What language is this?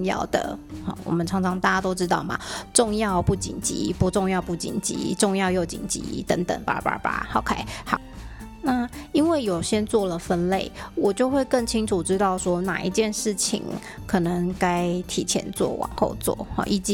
Chinese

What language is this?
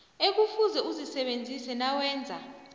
South Ndebele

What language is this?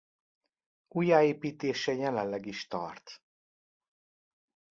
Hungarian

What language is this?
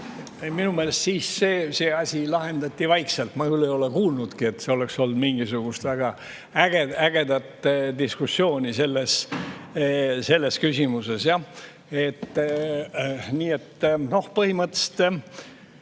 Estonian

